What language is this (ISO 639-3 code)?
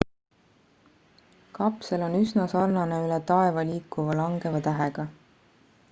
est